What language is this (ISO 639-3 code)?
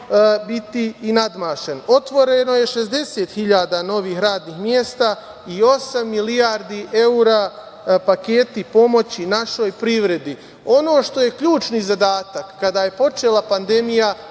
srp